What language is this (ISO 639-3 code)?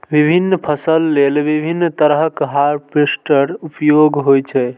mai